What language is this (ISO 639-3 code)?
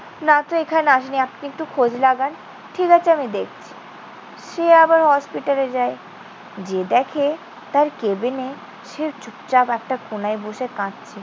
ben